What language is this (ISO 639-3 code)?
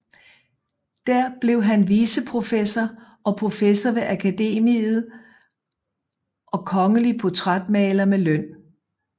dan